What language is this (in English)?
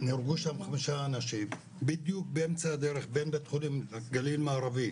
Hebrew